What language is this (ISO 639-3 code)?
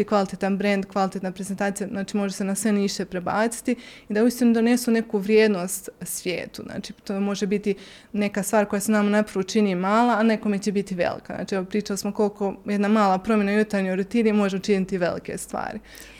hrv